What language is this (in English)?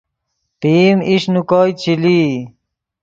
Yidgha